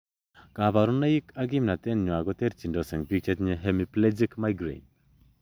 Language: Kalenjin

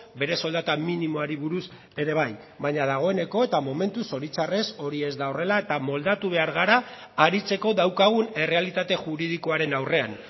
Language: Basque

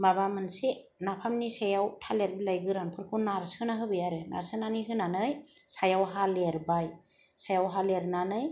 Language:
Bodo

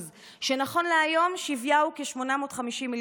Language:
Hebrew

